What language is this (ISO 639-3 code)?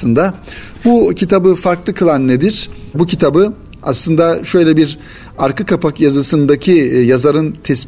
tur